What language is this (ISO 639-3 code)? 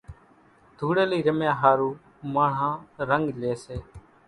gjk